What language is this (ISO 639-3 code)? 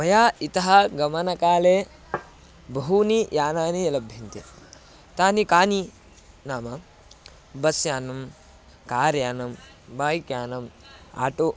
san